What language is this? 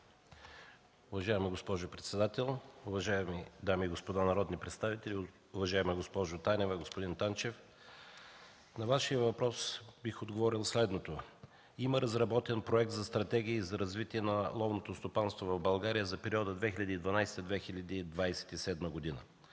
Bulgarian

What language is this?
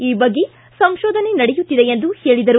Kannada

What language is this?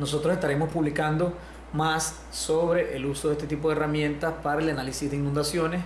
Spanish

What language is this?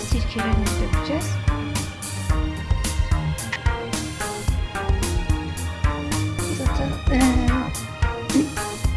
Turkish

